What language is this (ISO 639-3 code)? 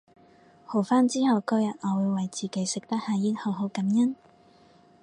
yue